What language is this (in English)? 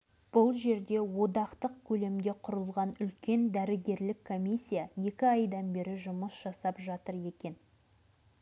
Kazakh